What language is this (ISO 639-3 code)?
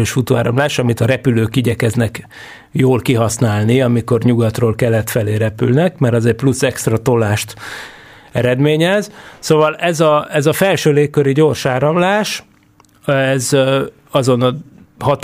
hun